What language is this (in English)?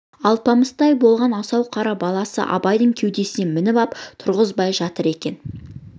Kazakh